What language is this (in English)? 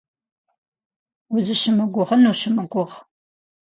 Kabardian